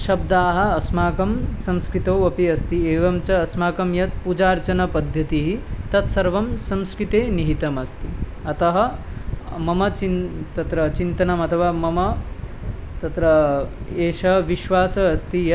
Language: Sanskrit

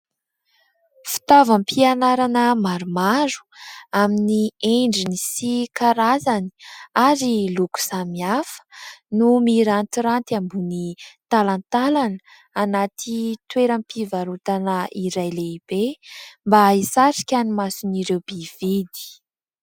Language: Malagasy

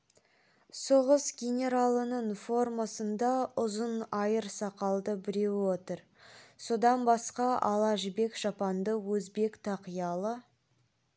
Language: Kazakh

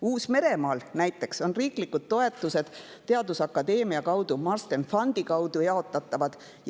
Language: Estonian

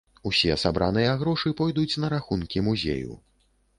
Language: Belarusian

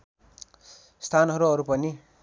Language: Nepali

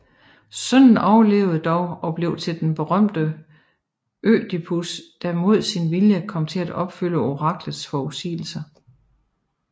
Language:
Danish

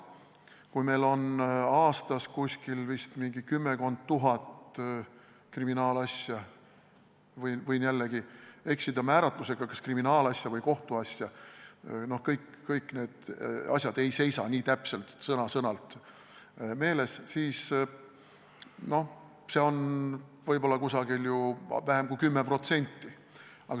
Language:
Estonian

